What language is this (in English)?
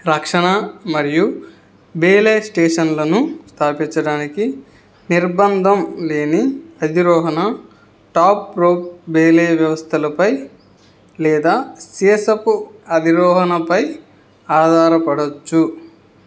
Telugu